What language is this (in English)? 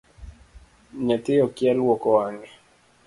Luo (Kenya and Tanzania)